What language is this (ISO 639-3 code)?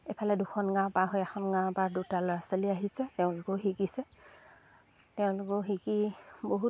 asm